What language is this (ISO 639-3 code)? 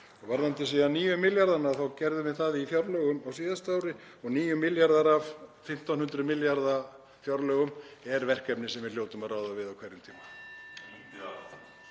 isl